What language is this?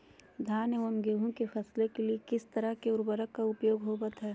Magahi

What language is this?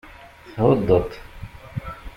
Kabyle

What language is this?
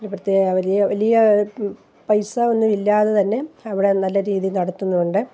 Malayalam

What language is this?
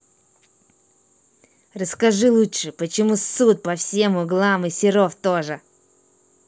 Russian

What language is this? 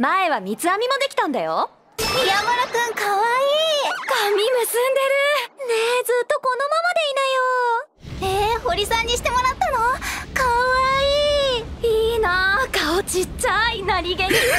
Japanese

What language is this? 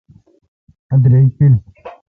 Kalkoti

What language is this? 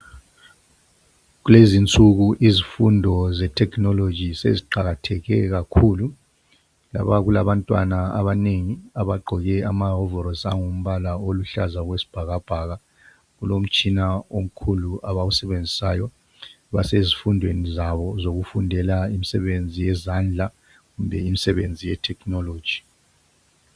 North Ndebele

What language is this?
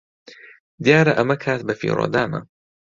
Central Kurdish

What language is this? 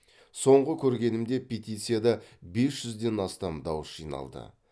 Kazakh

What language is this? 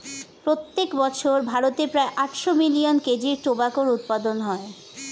Bangla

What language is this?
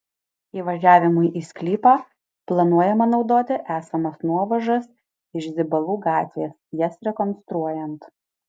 Lithuanian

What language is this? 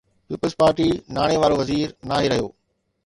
Sindhi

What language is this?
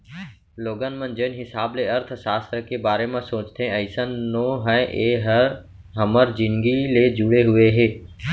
Chhattisgarhi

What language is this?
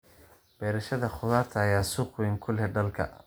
Somali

